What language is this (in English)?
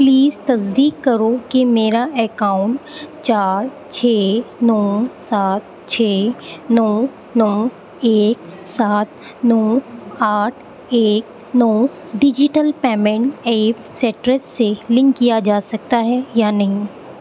Urdu